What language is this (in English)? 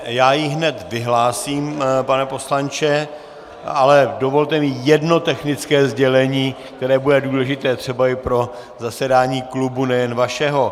Czech